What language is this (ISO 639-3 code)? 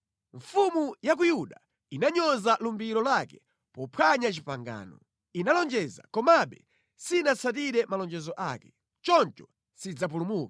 nya